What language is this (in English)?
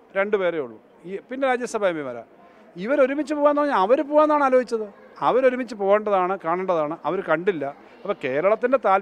Arabic